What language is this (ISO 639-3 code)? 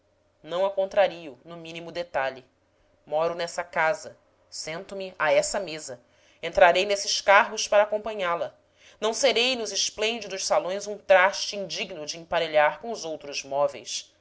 por